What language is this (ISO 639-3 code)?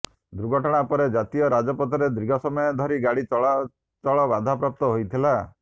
ori